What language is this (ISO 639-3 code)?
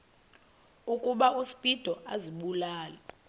xho